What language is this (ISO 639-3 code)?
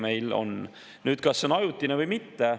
est